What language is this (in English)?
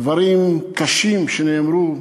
Hebrew